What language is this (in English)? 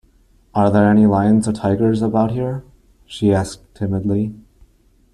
English